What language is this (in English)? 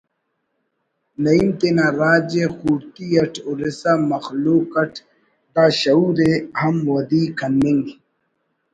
Brahui